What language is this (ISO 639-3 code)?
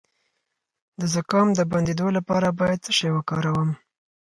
pus